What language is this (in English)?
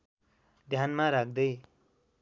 Nepali